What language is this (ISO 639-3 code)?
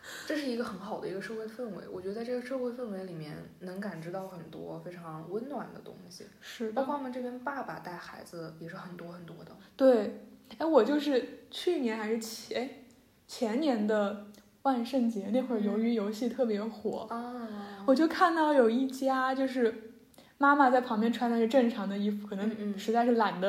zho